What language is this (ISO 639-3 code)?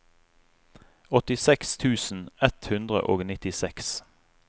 nor